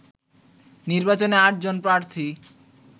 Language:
Bangla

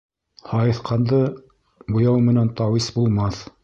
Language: Bashkir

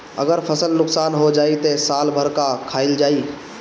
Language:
Bhojpuri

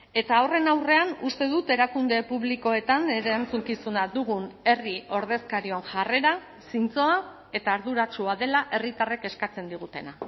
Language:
Basque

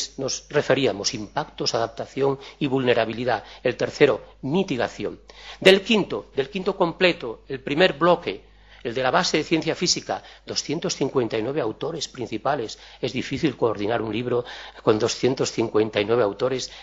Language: Spanish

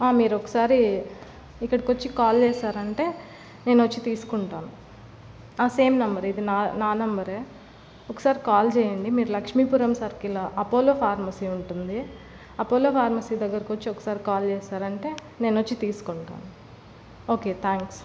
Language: Telugu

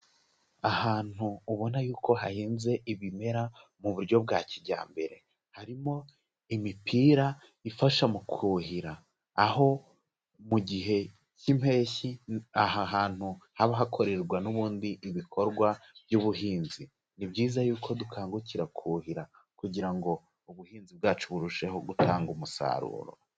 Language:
Kinyarwanda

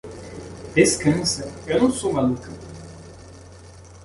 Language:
Portuguese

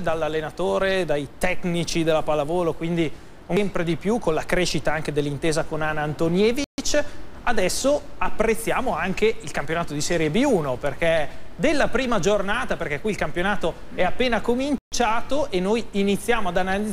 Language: Italian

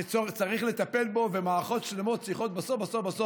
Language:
Hebrew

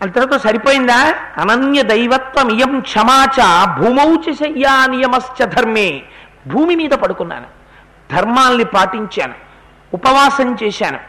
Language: Telugu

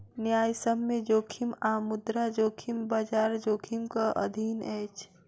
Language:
Maithili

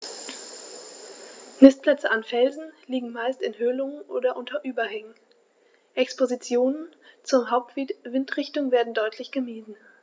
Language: German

